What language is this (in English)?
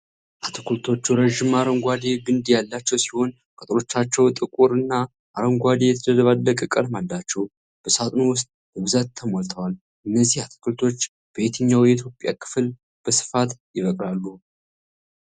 Amharic